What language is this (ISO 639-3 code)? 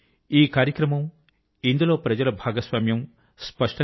tel